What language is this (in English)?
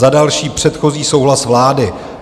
Czech